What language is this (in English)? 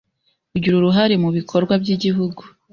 Kinyarwanda